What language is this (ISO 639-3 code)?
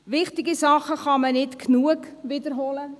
gsw